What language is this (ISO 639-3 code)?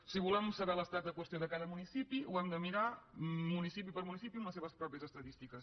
cat